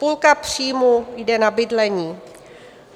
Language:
Czech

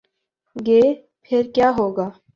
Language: Urdu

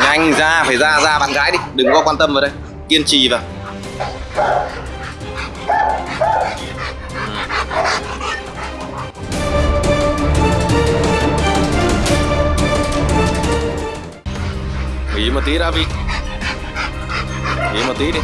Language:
Vietnamese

